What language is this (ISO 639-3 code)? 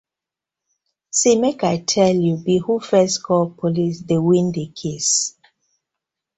pcm